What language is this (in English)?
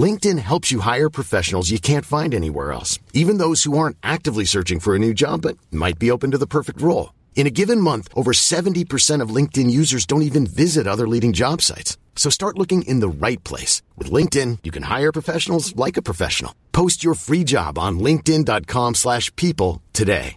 Swedish